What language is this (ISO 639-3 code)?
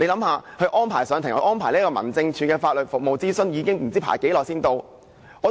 yue